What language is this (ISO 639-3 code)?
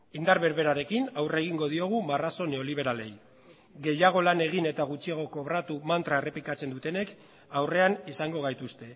eus